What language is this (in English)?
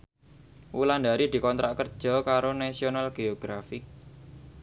Javanese